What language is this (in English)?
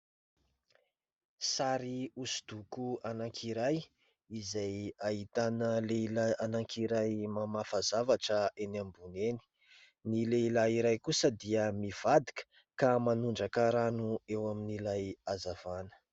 Malagasy